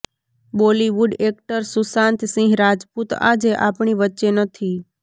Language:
Gujarati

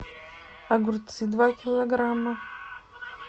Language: Russian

